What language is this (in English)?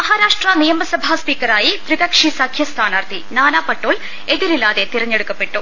Malayalam